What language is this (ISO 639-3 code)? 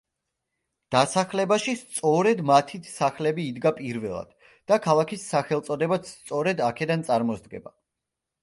kat